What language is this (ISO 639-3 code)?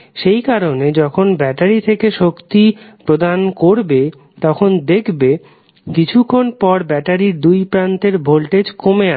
ben